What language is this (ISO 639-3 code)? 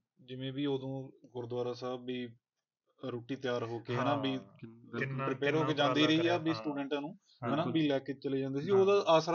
pan